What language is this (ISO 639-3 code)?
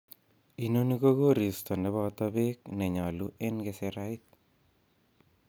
kln